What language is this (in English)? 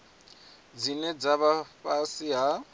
Venda